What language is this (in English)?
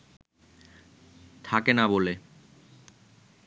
Bangla